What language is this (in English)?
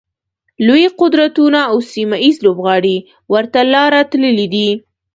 Pashto